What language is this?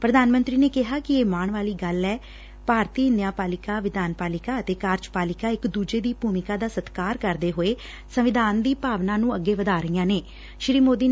Punjabi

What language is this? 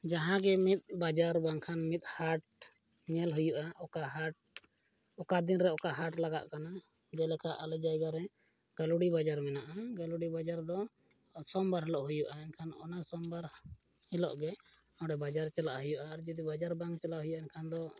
Santali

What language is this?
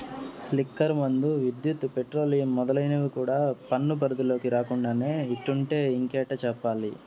Telugu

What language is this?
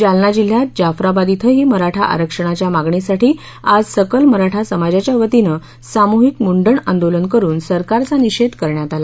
Marathi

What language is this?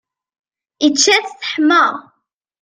Kabyle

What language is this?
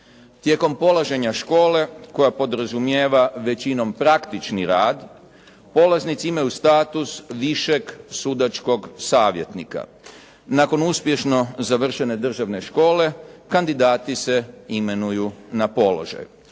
Croatian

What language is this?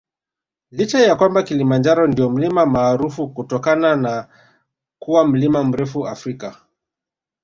Swahili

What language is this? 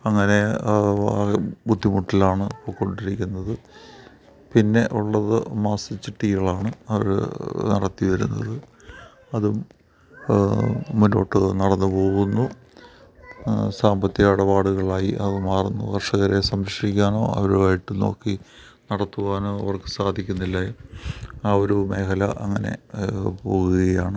Malayalam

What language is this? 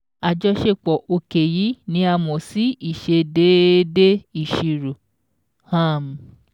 Yoruba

